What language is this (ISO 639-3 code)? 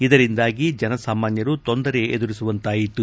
kan